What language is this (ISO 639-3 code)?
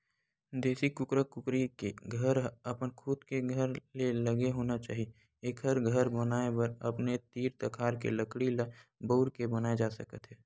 hne